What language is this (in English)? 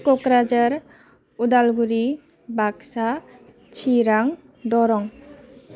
Bodo